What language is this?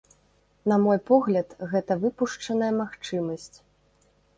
Belarusian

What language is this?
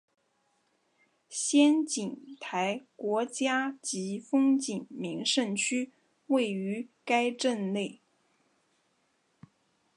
Chinese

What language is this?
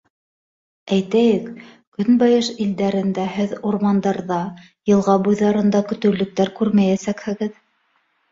Bashkir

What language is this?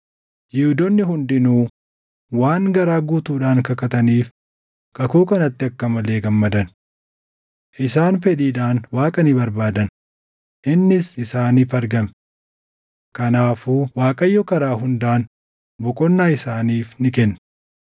Oromo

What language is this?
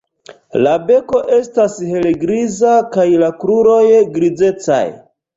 Esperanto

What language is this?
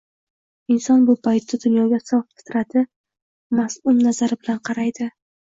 Uzbek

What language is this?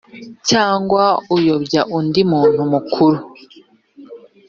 Kinyarwanda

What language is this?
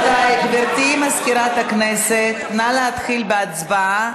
Hebrew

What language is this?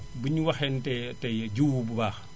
Wolof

